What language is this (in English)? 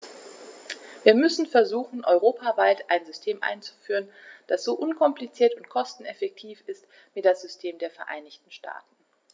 German